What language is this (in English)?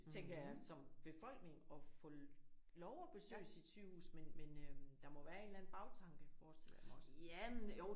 Danish